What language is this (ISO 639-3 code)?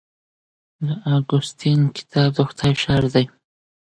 pus